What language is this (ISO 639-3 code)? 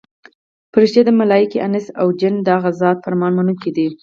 pus